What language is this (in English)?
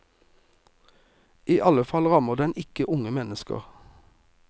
Norwegian